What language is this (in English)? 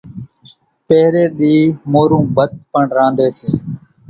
Kachi Koli